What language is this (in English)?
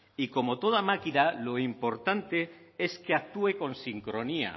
Spanish